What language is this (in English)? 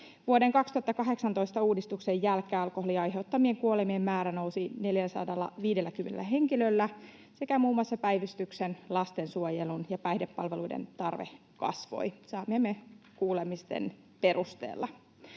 Finnish